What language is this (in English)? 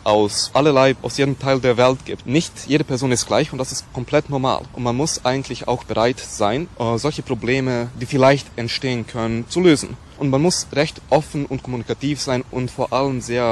German